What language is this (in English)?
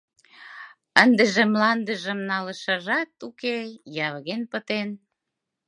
Mari